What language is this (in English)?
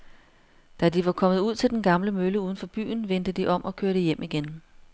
Danish